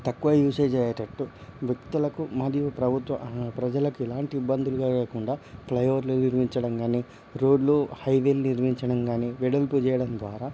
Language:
Telugu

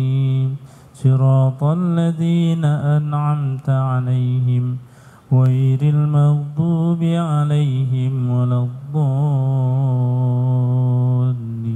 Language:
Indonesian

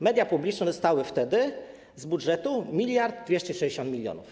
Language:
Polish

